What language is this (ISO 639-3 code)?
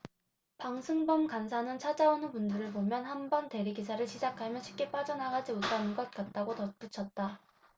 kor